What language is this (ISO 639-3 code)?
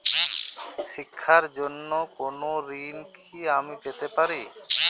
ben